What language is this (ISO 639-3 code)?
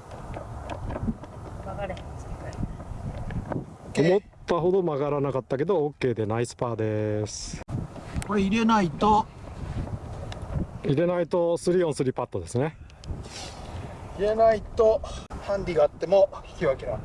jpn